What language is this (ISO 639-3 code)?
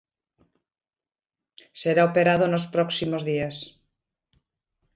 glg